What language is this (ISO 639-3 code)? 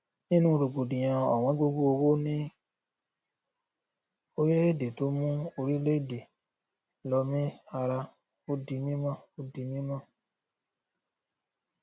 yor